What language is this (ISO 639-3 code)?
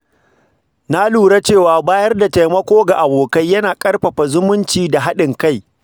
hau